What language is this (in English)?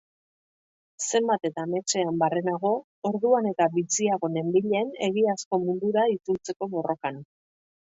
Basque